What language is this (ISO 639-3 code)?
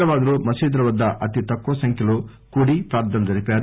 tel